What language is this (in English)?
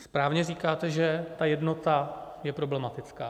Czech